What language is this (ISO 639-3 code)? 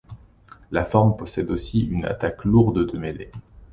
fra